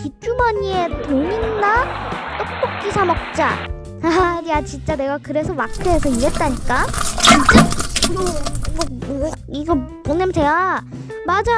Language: Korean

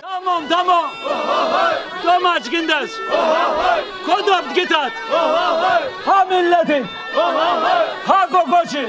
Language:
Turkish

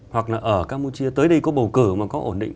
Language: Vietnamese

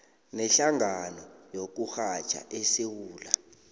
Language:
South Ndebele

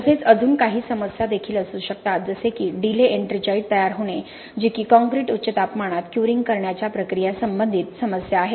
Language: Marathi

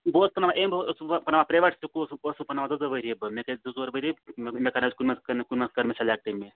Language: Kashmiri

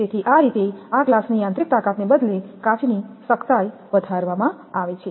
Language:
Gujarati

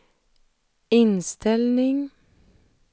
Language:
Swedish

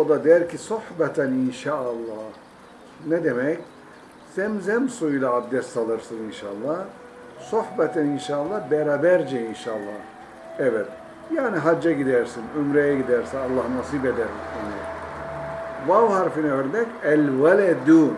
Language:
Turkish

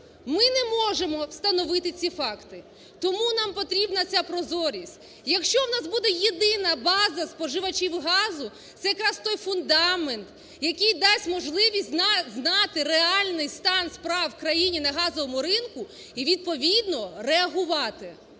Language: Ukrainian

